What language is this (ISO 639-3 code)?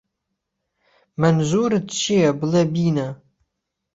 ckb